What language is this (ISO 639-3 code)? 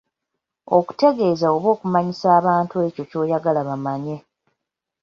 lug